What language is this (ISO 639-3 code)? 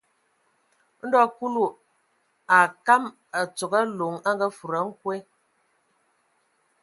ewo